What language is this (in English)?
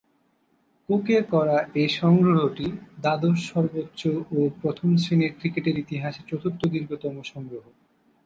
Bangla